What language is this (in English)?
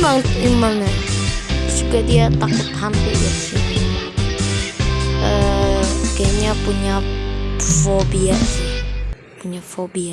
Indonesian